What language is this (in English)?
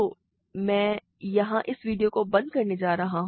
Hindi